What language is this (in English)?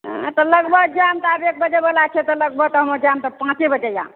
Maithili